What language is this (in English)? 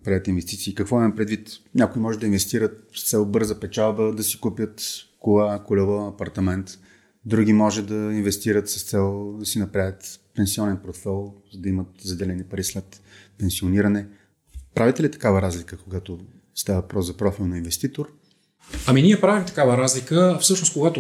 Bulgarian